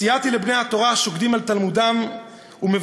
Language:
Hebrew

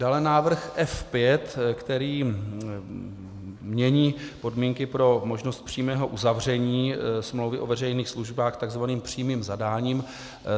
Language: Czech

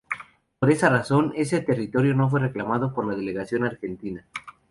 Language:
Spanish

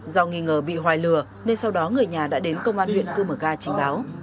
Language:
Vietnamese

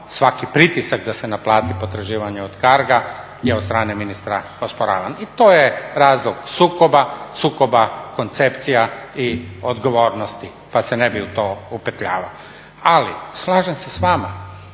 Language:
Croatian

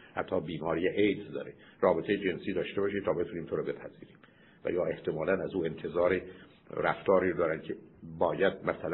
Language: Persian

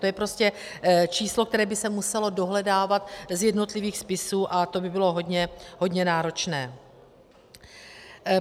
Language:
Czech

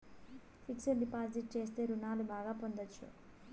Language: Telugu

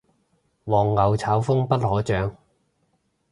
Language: Cantonese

